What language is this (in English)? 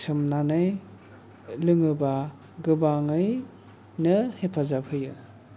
Bodo